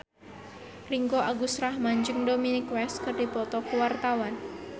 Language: Sundanese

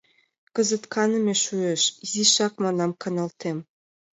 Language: Mari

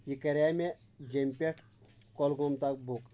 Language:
Kashmiri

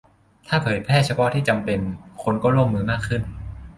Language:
Thai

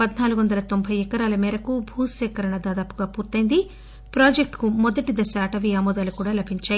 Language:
Telugu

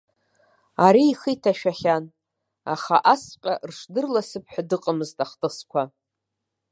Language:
Abkhazian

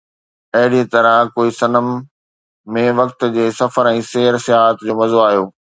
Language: Sindhi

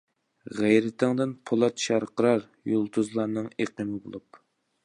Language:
Uyghur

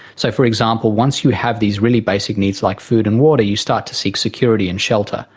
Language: English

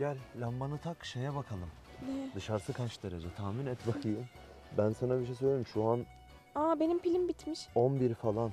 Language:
Turkish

